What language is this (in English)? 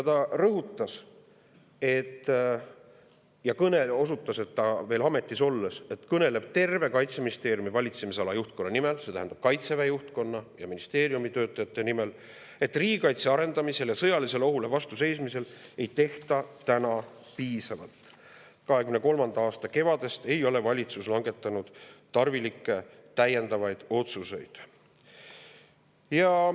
Estonian